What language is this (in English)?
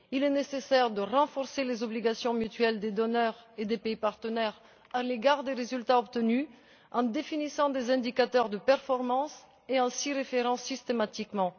French